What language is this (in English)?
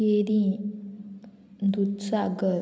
Konkani